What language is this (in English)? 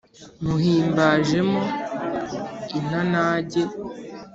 Kinyarwanda